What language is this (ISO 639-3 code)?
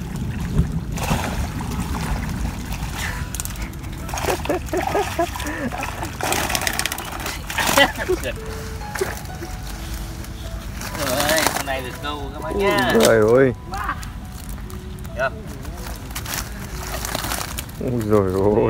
vie